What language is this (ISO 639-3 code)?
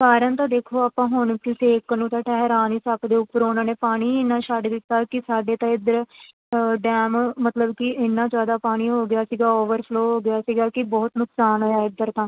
pan